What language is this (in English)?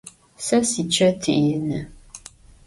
Adyghe